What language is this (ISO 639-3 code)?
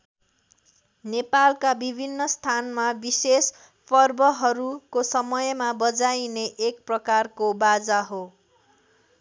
nep